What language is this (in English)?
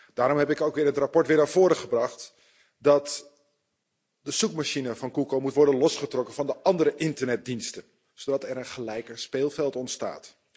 Dutch